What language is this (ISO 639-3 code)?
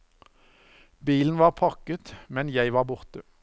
nor